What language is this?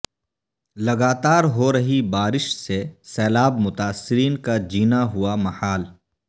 Urdu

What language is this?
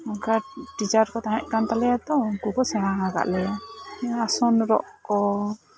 Santali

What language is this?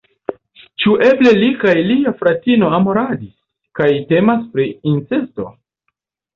Esperanto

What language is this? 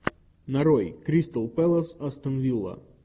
Russian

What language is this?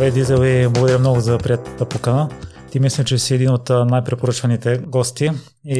Bulgarian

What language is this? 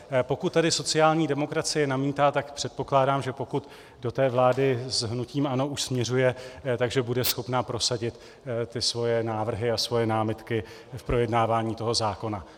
Czech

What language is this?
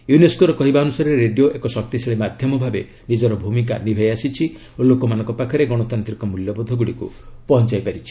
Odia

